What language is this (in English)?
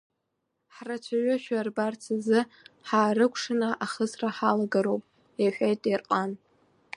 Abkhazian